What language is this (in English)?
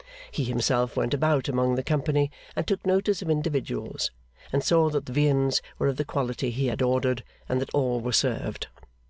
English